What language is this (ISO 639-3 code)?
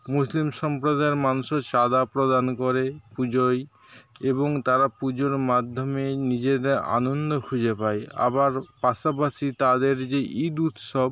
ben